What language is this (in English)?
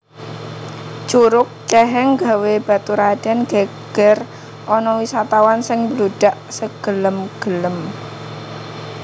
Javanese